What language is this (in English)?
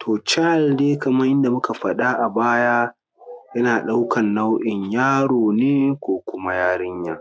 Hausa